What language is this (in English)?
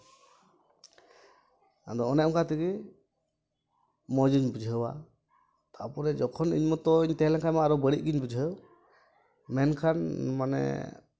Santali